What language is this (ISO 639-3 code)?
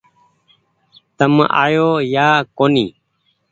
gig